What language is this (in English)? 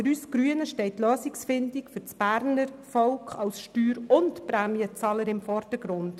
Swiss German